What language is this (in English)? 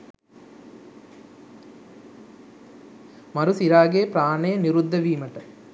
Sinhala